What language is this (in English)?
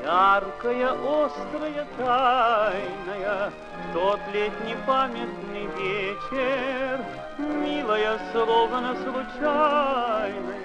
Russian